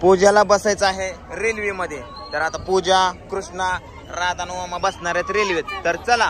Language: Indonesian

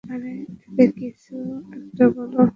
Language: Bangla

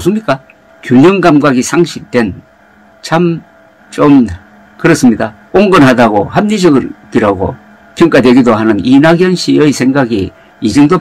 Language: Korean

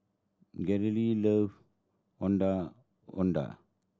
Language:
English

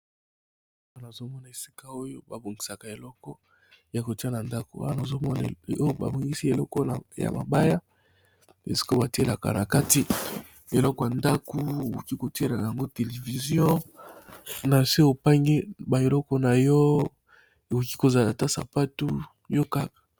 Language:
Lingala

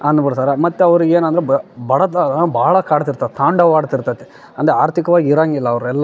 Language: Kannada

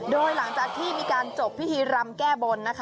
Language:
Thai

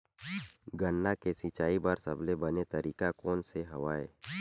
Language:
Chhattisgarhi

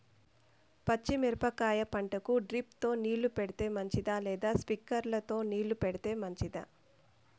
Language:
Telugu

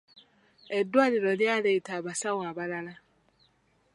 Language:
Ganda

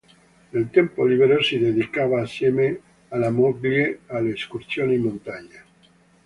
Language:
Italian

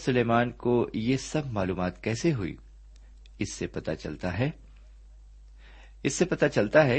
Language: Urdu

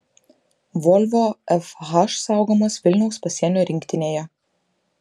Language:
Lithuanian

